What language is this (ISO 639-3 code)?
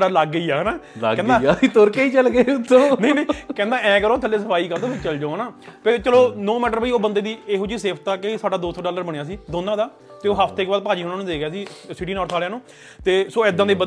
pan